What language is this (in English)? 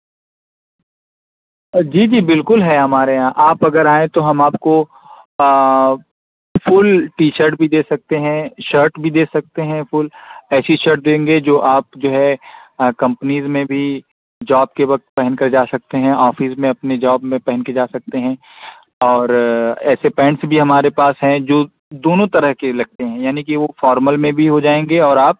Urdu